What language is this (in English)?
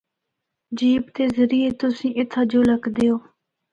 Northern Hindko